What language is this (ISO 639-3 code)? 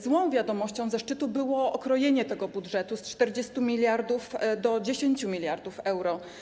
pol